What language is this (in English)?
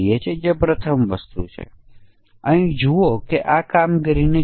Gujarati